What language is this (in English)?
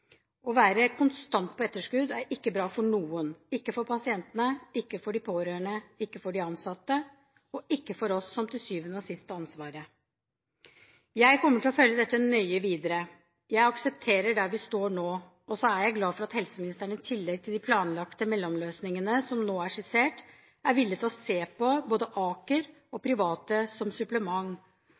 Norwegian Bokmål